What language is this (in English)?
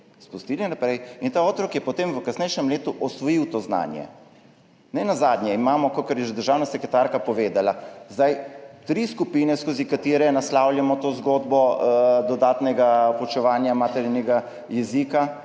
Slovenian